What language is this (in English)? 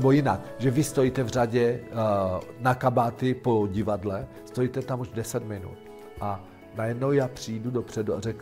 Czech